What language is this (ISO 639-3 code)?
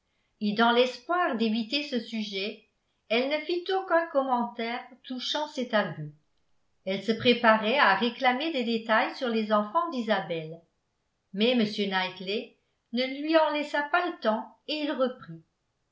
fra